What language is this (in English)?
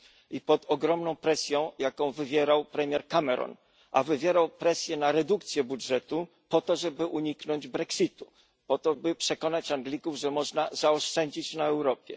Polish